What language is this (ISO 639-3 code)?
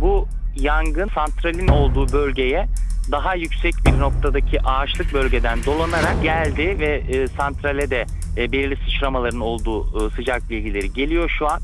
tur